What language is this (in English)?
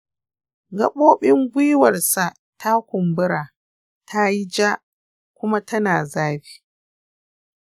Hausa